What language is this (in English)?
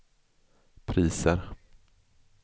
Swedish